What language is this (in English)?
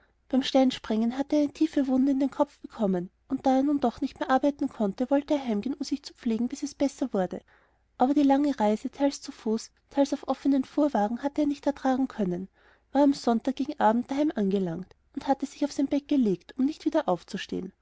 German